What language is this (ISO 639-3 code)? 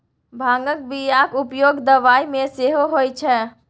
mai